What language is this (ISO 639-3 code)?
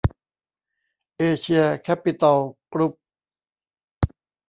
tha